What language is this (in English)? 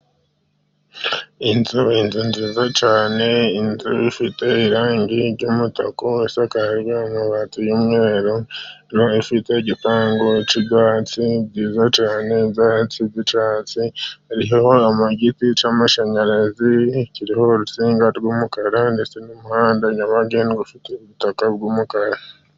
Kinyarwanda